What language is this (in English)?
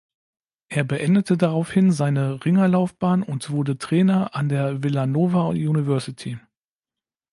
German